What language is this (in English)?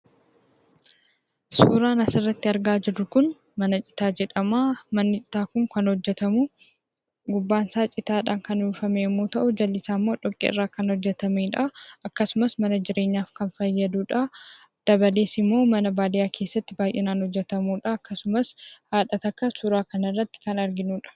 Oromo